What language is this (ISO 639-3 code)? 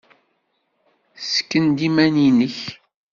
kab